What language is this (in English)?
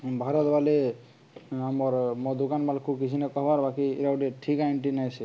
Odia